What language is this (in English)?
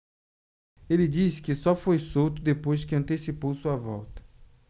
Portuguese